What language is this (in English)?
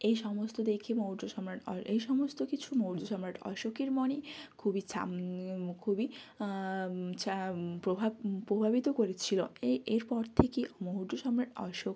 Bangla